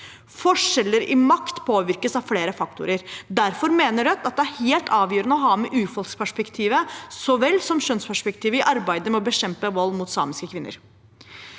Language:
Norwegian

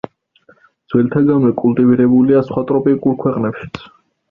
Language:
Georgian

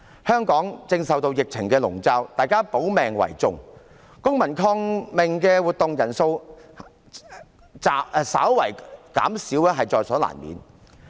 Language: Cantonese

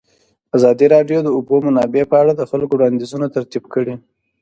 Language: Pashto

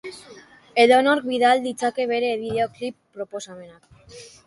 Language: Basque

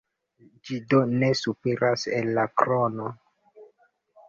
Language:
Esperanto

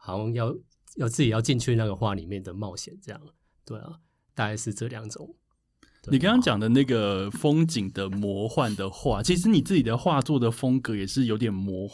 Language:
Chinese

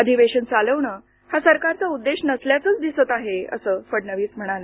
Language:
Marathi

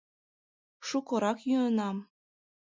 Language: Mari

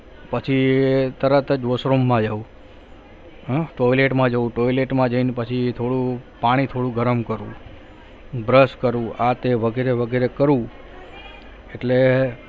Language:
Gujarati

